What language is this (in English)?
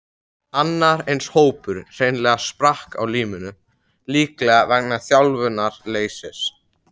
Icelandic